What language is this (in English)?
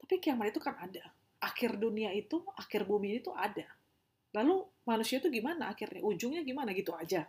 Indonesian